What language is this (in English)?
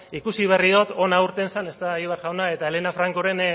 Basque